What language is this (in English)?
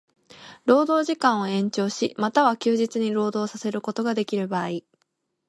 Japanese